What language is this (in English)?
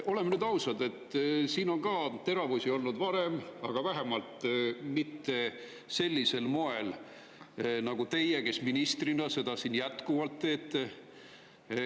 Estonian